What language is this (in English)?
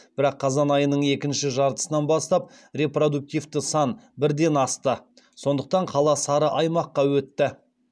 Kazakh